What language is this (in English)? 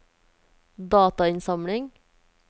Norwegian